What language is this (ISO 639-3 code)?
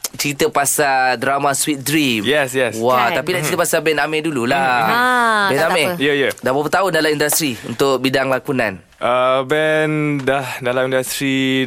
msa